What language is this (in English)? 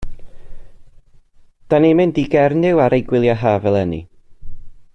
Welsh